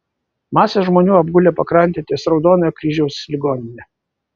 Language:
Lithuanian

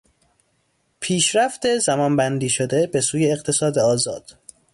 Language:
Persian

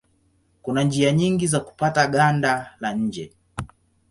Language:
Swahili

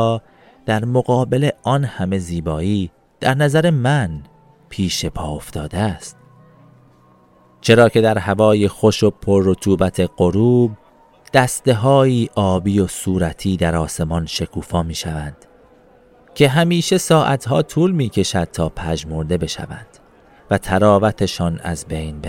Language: Persian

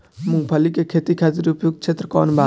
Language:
Bhojpuri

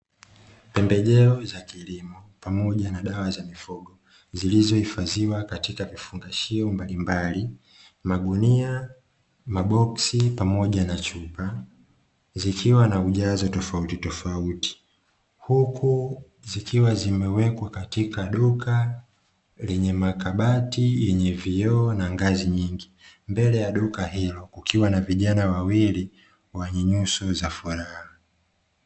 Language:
Swahili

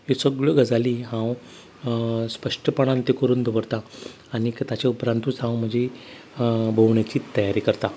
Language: Konkani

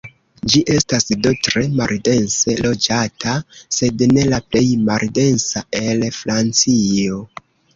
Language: Esperanto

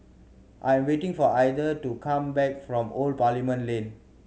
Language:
English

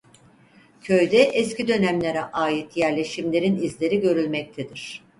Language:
Turkish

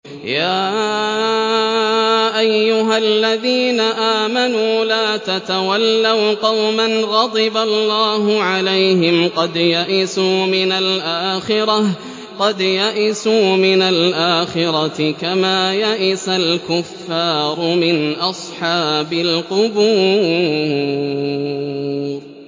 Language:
Arabic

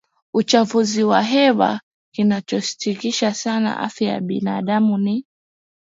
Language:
Swahili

